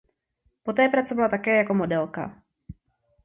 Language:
Czech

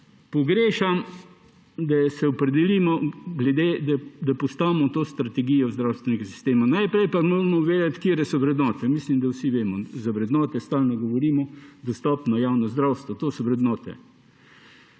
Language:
Slovenian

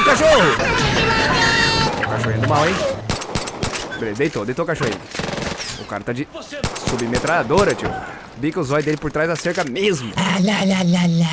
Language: Portuguese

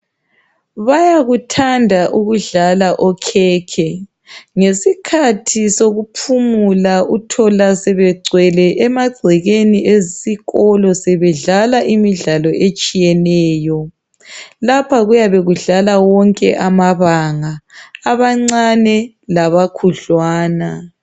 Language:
North Ndebele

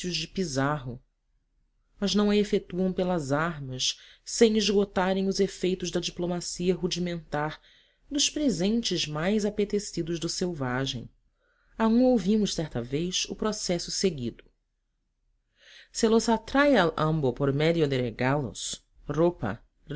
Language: Portuguese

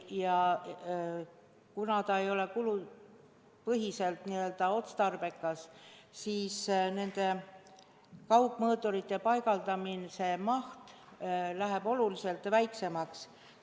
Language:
Estonian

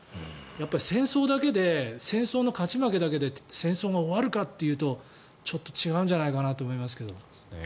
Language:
Japanese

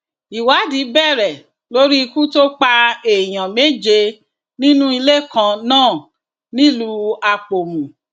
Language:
Yoruba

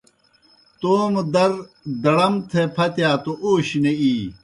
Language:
Kohistani Shina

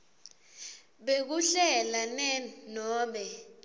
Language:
Swati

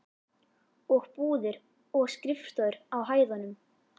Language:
Icelandic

